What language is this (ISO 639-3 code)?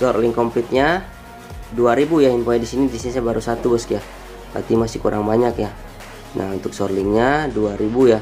ind